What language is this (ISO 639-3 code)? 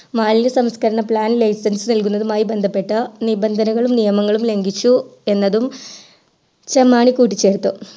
mal